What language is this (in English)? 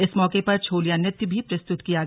Hindi